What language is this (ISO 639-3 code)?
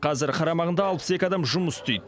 kaz